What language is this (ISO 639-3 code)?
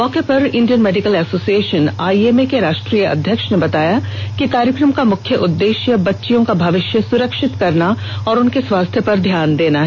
hin